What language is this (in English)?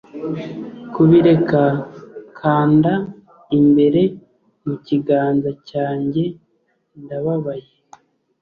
Kinyarwanda